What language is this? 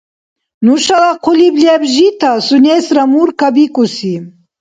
Dargwa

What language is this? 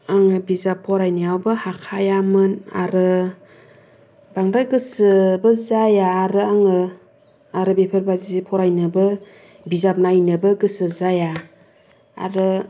Bodo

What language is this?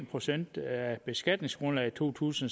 Danish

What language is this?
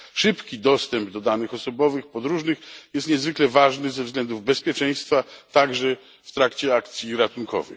Polish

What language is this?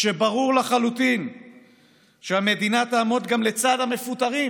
Hebrew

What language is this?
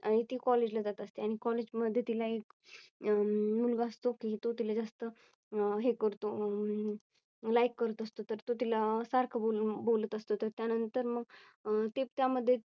Marathi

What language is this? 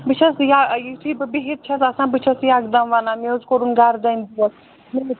Kashmiri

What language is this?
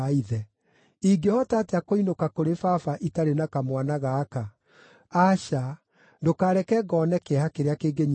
Kikuyu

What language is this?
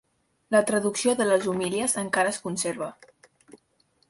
Catalan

